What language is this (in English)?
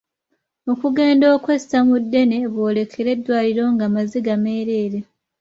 Ganda